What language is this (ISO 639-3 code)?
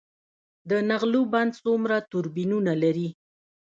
pus